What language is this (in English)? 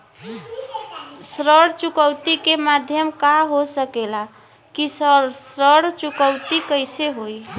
Bhojpuri